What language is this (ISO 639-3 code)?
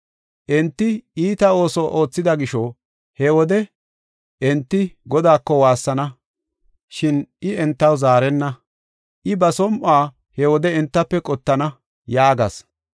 gof